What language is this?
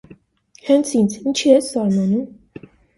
Armenian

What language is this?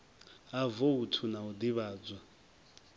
Venda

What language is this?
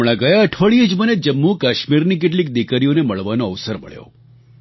Gujarati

